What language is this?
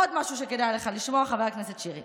Hebrew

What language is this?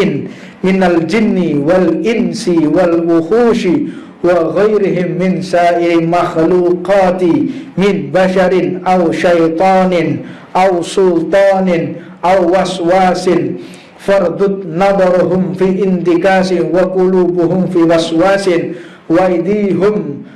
Indonesian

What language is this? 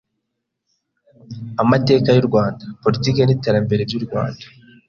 Kinyarwanda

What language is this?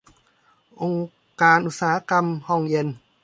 Thai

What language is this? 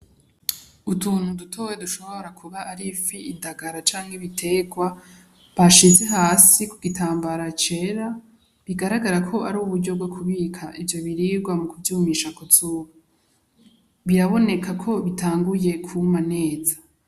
Rundi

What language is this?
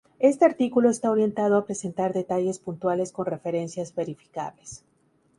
Spanish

